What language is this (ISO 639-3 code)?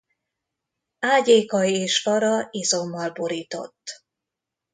hun